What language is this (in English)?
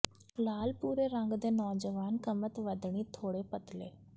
Punjabi